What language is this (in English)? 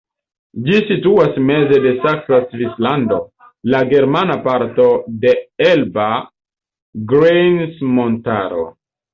Esperanto